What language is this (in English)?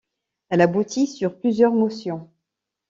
French